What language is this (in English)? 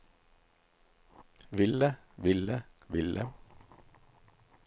Norwegian